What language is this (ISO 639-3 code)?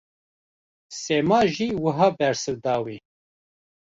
kur